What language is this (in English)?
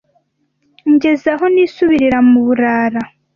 Kinyarwanda